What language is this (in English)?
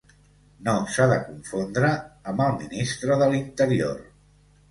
Catalan